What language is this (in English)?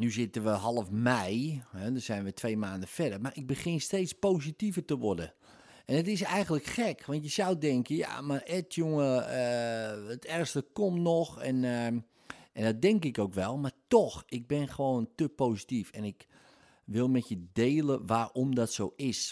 Dutch